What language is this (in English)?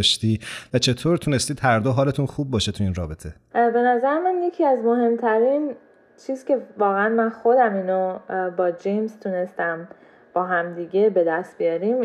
Persian